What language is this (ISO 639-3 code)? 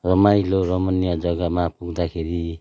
nep